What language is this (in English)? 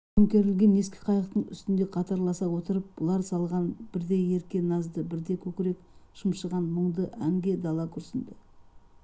Kazakh